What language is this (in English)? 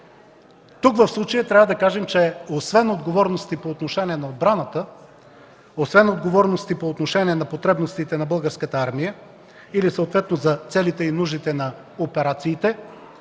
Bulgarian